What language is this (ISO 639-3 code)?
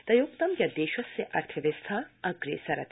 san